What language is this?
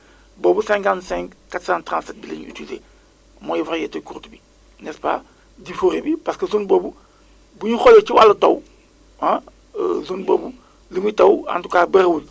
Wolof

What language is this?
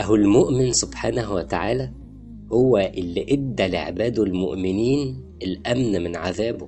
Arabic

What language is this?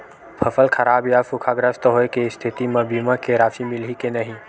Chhattisgarhi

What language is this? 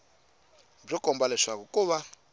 Tsonga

